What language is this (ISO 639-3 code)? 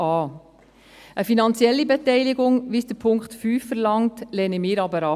gsw